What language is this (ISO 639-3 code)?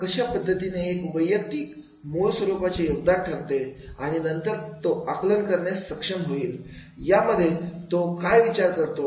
mar